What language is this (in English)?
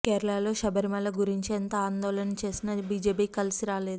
Telugu